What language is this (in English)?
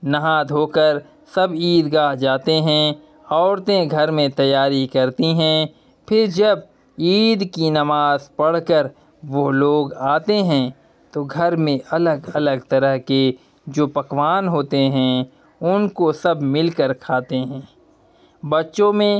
Urdu